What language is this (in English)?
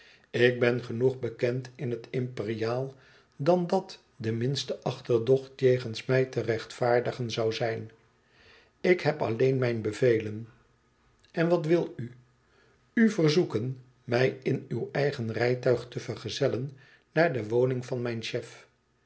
Dutch